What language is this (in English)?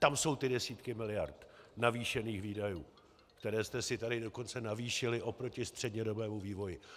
Czech